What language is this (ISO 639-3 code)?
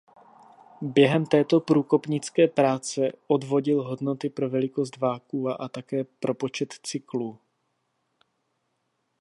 ces